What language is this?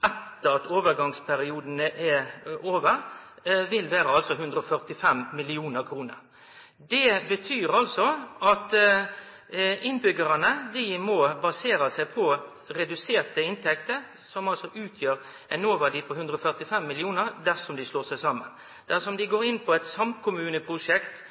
Norwegian Nynorsk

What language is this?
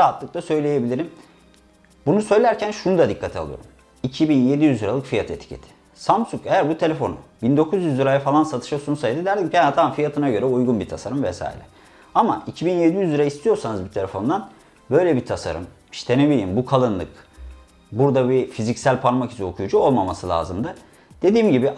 Turkish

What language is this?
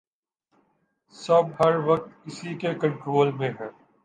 Urdu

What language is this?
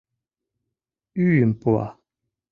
Mari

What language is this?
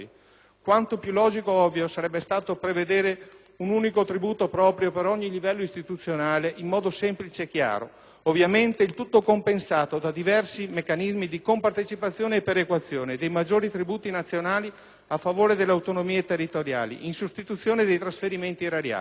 Italian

